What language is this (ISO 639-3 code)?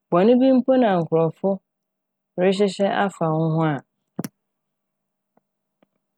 aka